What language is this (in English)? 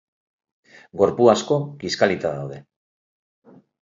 Basque